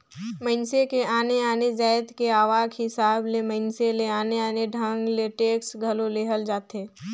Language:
Chhattisgarhi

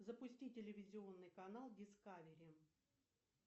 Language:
Russian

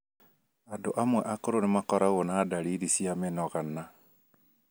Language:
Kikuyu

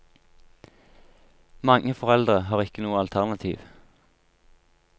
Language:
Norwegian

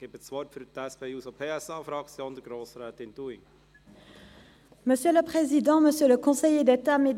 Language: Swiss German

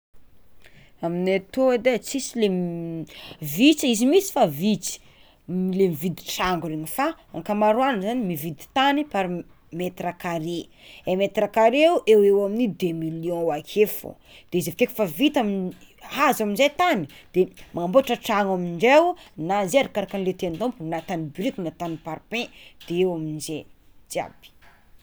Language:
Tsimihety Malagasy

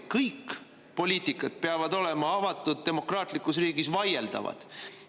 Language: Estonian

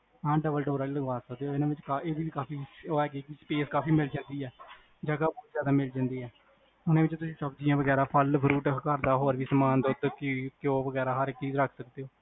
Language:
Punjabi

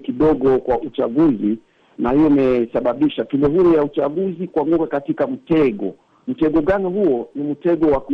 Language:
Swahili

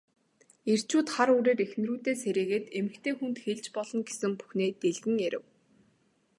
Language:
Mongolian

